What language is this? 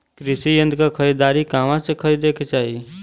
Bhojpuri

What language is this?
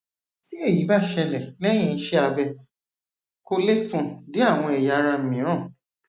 Yoruba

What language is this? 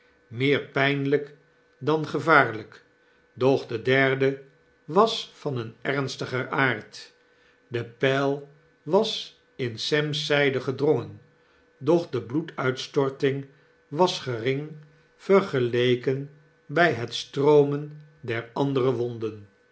Dutch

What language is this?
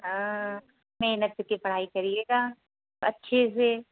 Hindi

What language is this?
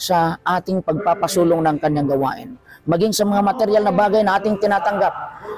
Filipino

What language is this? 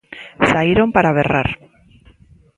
Galician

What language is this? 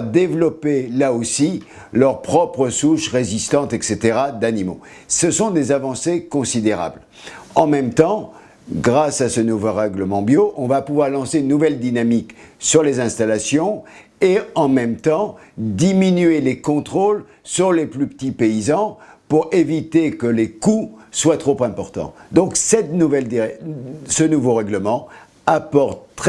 French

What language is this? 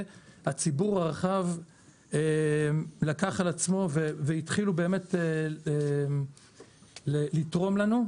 Hebrew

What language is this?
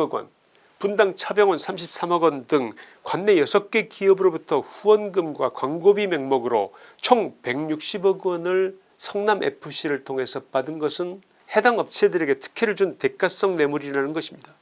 Korean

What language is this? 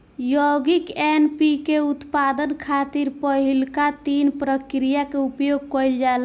Bhojpuri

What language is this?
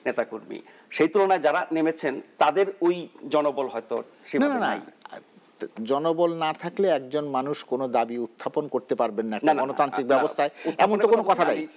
Bangla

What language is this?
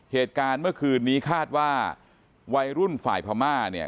Thai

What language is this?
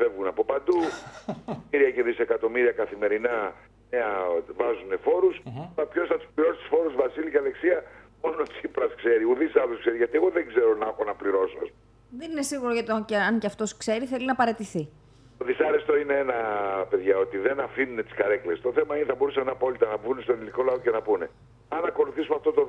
Greek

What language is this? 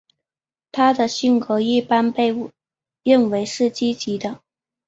Chinese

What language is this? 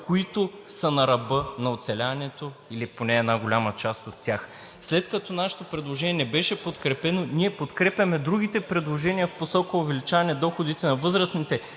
Bulgarian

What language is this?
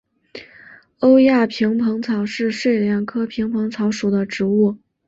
Chinese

